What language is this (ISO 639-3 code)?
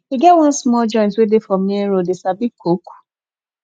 pcm